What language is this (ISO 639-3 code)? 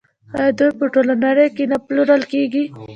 pus